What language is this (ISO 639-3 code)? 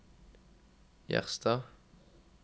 nor